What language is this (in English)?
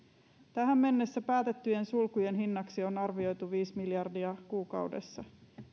Finnish